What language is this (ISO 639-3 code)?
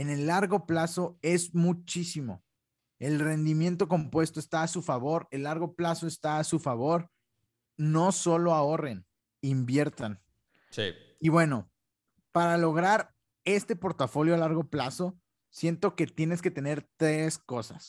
spa